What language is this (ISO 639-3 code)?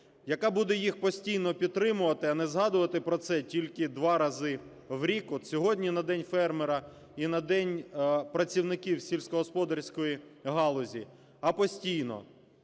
ukr